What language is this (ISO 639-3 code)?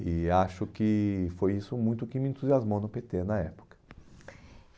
por